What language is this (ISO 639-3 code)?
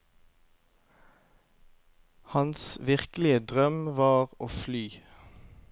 nor